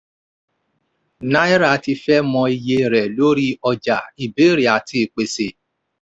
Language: Yoruba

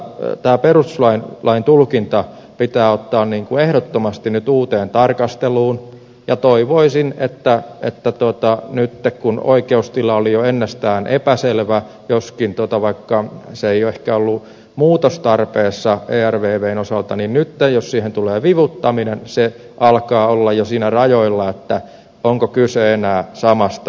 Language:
Finnish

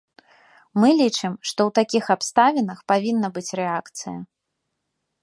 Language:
Belarusian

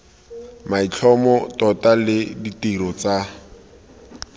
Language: Tswana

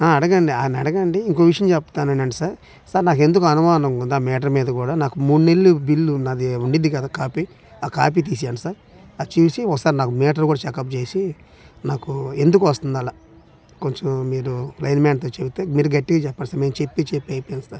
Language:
Telugu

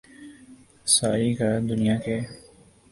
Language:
Urdu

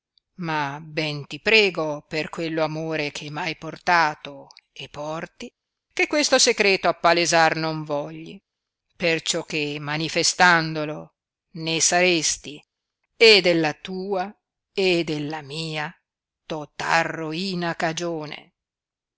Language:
Italian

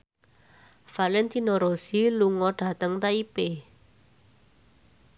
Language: Javanese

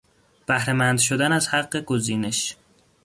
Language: Persian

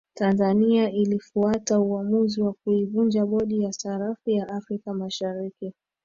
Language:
Swahili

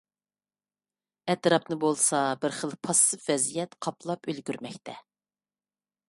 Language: Uyghur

